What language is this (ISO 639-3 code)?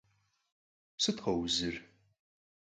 kbd